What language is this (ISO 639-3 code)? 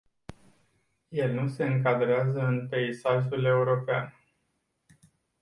ron